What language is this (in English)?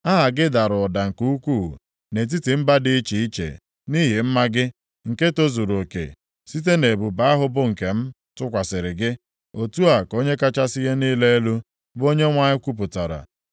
Igbo